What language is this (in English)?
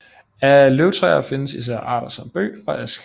Danish